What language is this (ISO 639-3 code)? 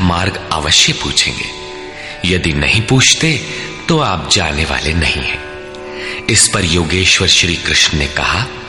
hin